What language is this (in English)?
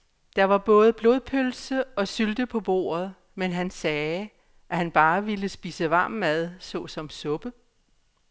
Danish